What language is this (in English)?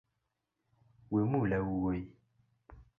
Luo (Kenya and Tanzania)